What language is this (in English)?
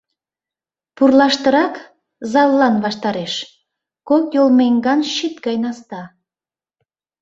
Mari